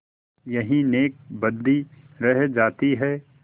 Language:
Hindi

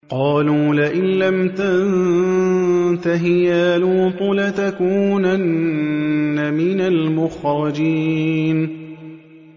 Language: Arabic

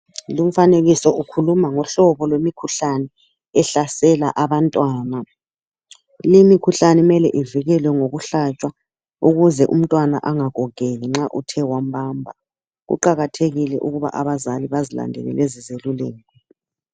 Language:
North Ndebele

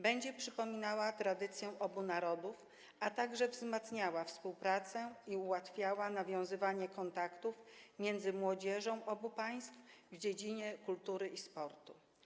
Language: Polish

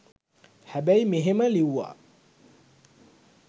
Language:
Sinhala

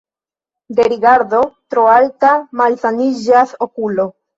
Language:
Esperanto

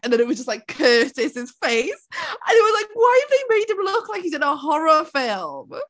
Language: English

